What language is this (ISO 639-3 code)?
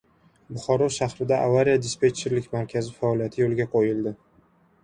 uzb